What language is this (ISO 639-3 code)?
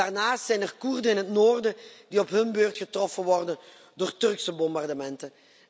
nld